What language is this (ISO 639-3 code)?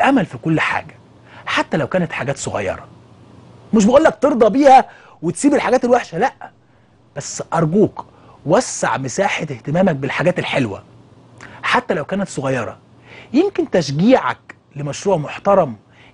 ara